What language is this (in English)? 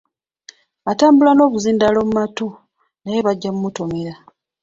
Ganda